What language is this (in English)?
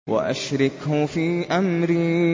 Arabic